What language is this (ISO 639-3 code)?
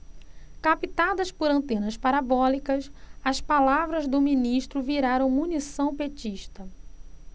por